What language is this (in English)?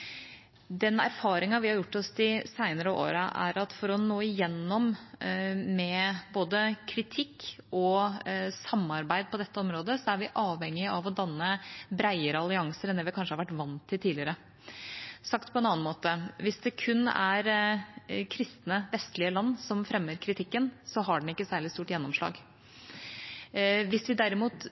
Norwegian Bokmål